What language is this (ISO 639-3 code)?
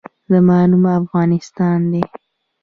pus